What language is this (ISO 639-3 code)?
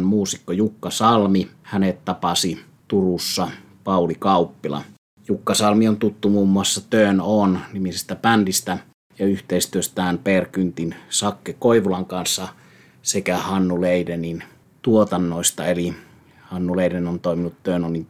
fin